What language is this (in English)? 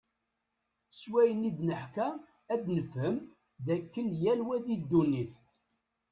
Kabyle